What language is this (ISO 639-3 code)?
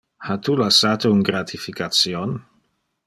ina